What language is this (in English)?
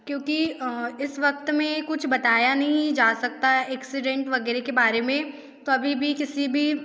Hindi